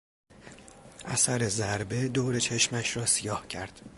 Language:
Persian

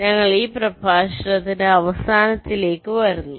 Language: Malayalam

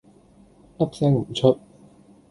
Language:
Cantonese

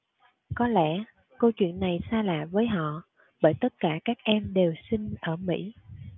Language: Vietnamese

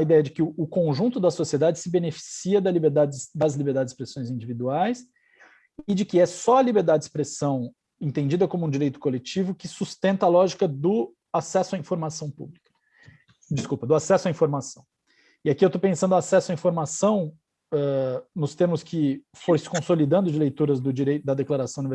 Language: Portuguese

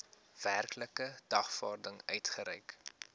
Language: Afrikaans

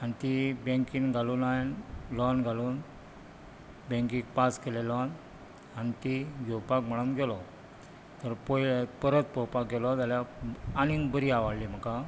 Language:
Konkani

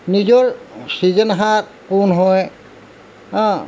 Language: Assamese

